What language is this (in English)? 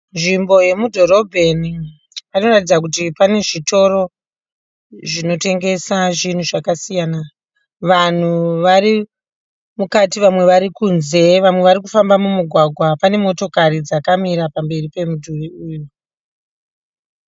Shona